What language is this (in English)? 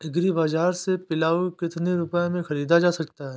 Hindi